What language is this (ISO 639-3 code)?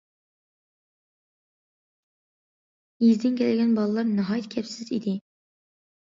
uig